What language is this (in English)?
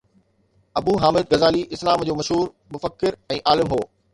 Sindhi